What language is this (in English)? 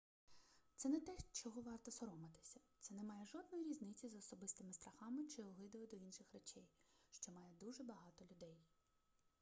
Ukrainian